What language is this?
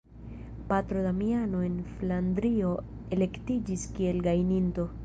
Esperanto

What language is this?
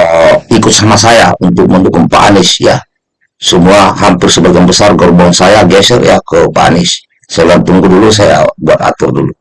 Indonesian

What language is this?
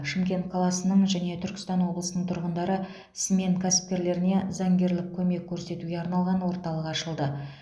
Kazakh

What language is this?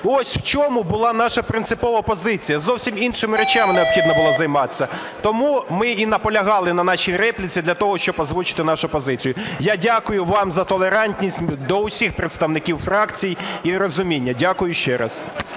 Ukrainian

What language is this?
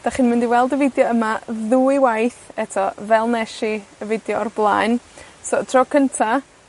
Welsh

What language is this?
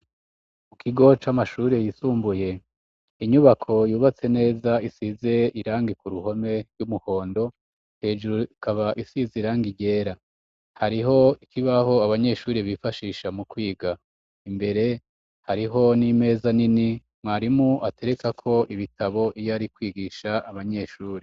Rundi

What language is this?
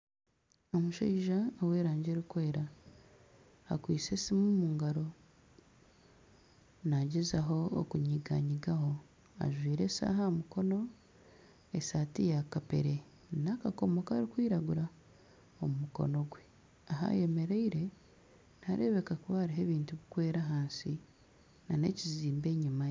Nyankole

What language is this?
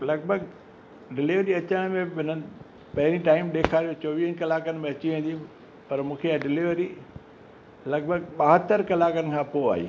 Sindhi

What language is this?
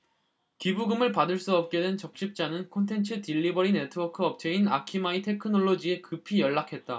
Korean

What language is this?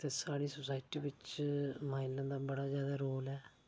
Dogri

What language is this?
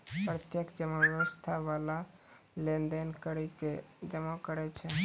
Maithili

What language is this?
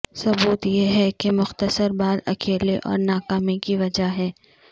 Urdu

